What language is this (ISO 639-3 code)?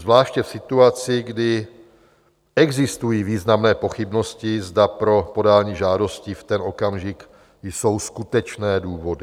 ces